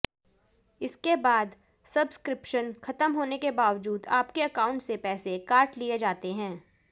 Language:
Hindi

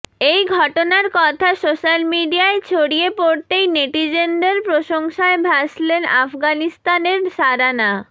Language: Bangla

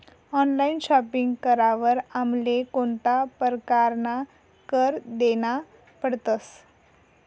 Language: Marathi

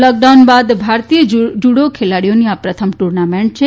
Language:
Gujarati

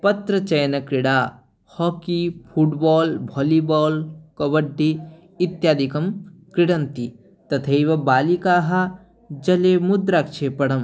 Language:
Sanskrit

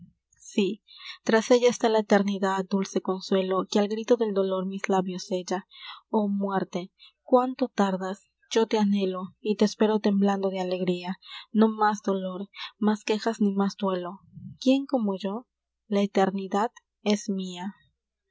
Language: Spanish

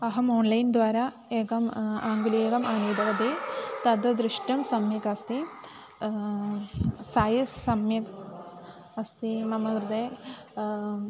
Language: Sanskrit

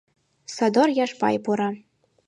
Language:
Mari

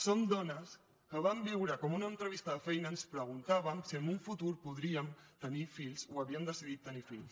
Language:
Catalan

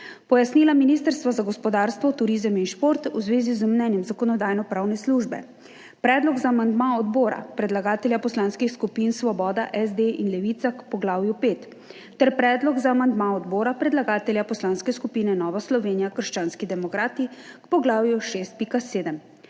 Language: Slovenian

